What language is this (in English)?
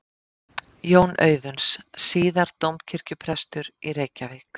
Icelandic